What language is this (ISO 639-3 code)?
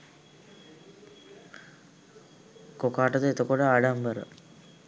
sin